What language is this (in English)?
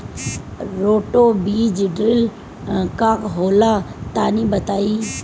Bhojpuri